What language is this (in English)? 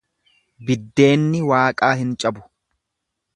Oromo